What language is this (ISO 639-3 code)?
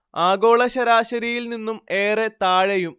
mal